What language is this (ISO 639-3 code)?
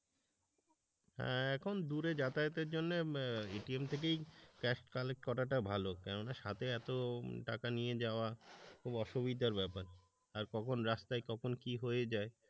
ben